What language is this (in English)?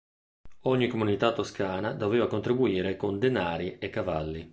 Italian